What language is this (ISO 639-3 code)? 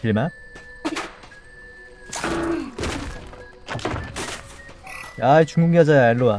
kor